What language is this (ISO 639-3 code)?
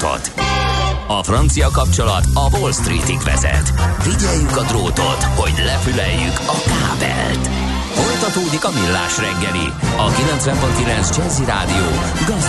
hun